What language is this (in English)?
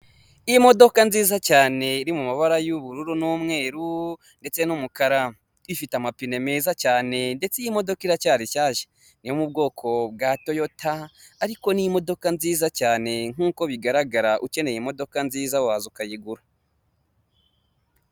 Kinyarwanda